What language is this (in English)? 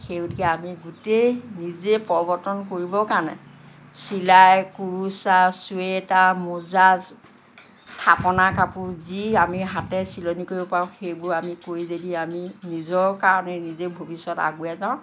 Assamese